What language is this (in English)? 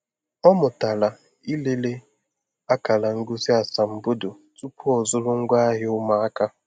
Igbo